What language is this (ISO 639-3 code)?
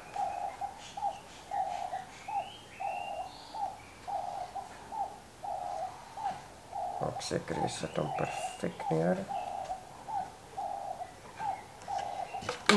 nld